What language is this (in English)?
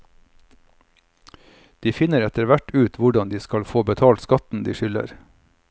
Norwegian